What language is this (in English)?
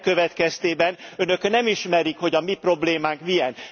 Hungarian